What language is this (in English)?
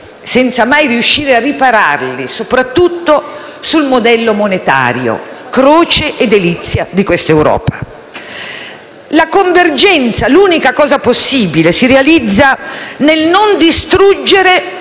Italian